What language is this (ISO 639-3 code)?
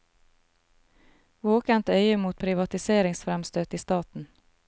nor